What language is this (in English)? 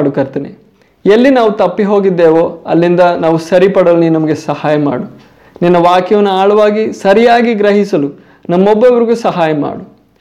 Kannada